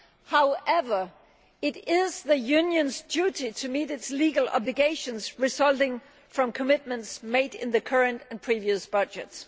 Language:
English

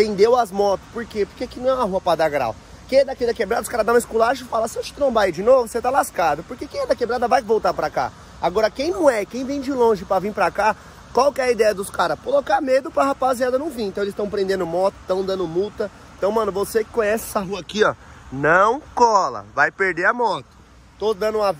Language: Portuguese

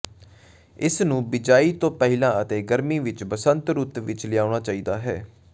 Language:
Punjabi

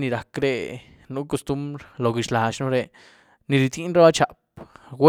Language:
Güilá Zapotec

